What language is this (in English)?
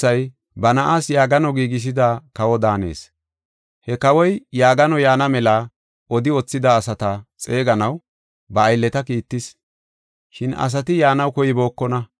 Gofa